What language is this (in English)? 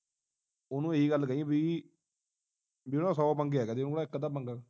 Punjabi